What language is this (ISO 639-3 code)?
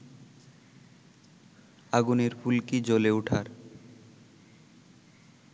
ben